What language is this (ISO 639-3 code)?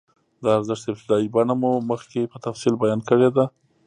pus